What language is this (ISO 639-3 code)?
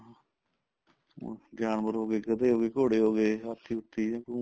pan